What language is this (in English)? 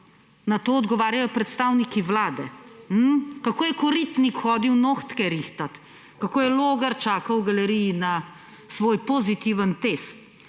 Slovenian